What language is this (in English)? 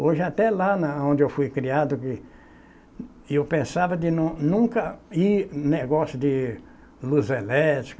Portuguese